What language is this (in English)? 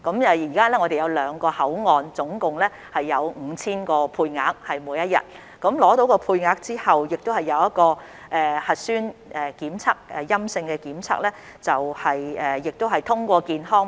Cantonese